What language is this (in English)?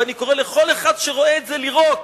Hebrew